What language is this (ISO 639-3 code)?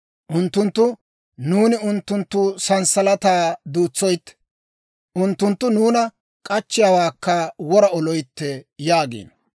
dwr